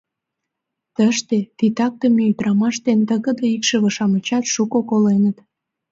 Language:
Mari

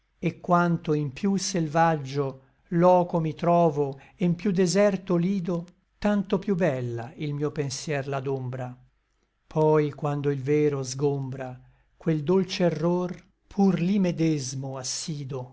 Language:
Italian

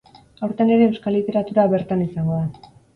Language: Basque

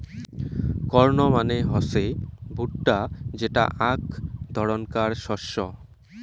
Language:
Bangla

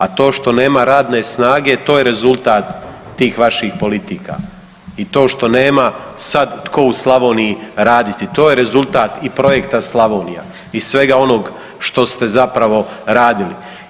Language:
Croatian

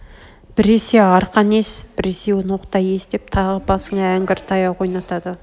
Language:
Kazakh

